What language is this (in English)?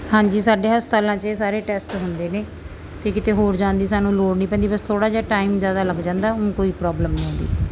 Punjabi